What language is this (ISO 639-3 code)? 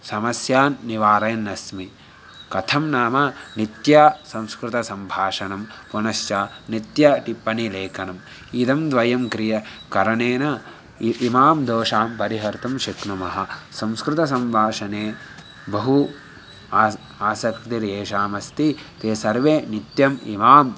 san